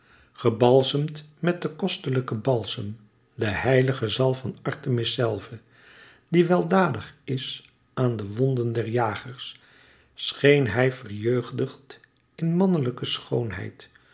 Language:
Dutch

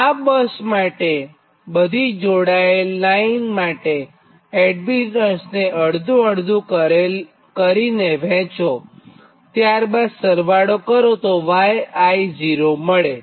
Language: Gujarati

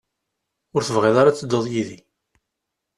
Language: Kabyle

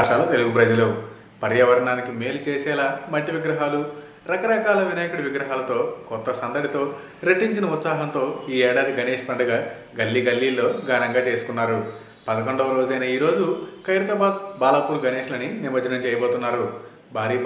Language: Indonesian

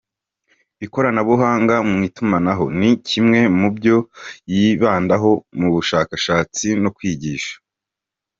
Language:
Kinyarwanda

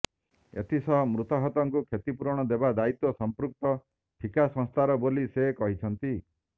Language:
Odia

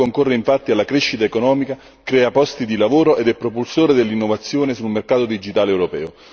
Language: Italian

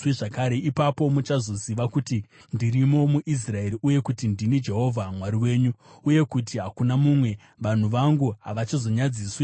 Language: Shona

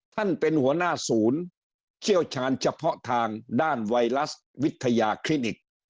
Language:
Thai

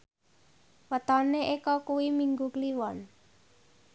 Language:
Javanese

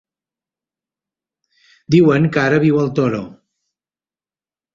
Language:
Catalan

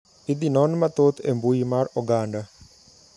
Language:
Luo (Kenya and Tanzania)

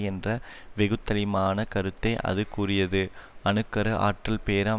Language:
Tamil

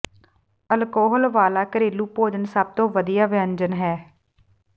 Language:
Punjabi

